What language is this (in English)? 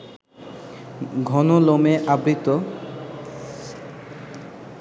Bangla